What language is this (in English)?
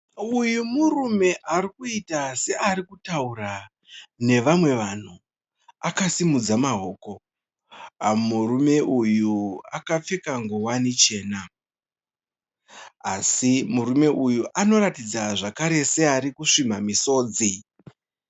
Shona